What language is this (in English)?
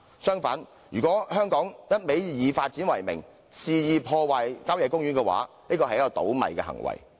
Cantonese